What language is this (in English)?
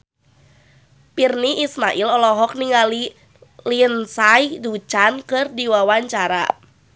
Sundanese